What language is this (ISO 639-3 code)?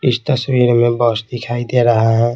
hin